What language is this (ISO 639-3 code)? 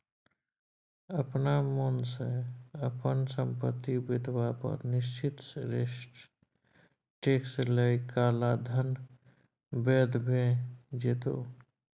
mai